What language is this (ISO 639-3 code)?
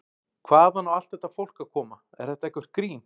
isl